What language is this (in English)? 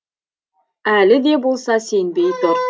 Kazakh